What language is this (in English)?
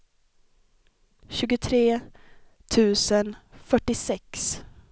Swedish